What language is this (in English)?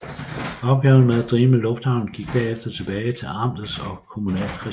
Danish